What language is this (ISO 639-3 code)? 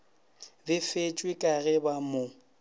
nso